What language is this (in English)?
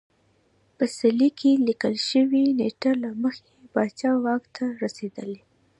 Pashto